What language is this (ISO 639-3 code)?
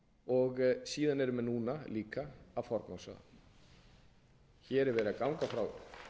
isl